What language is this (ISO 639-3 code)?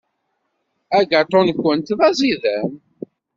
kab